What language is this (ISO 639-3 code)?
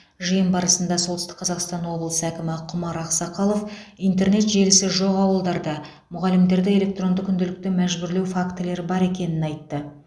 kaz